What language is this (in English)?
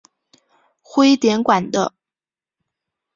Chinese